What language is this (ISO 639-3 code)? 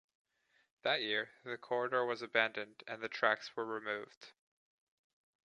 eng